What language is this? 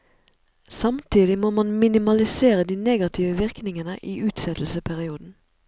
Norwegian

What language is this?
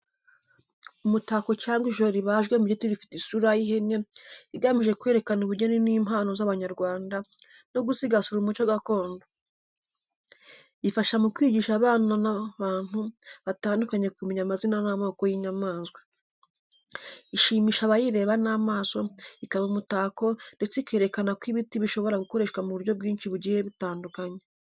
Kinyarwanda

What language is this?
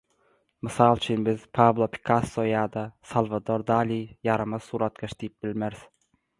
Turkmen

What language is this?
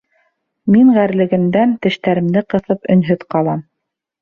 Bashkir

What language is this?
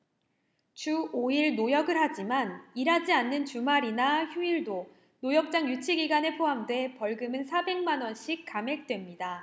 Korean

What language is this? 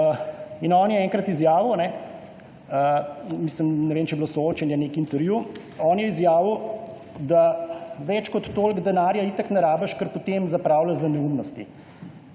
Slovenian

